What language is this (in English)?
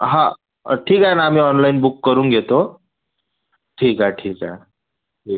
Marathi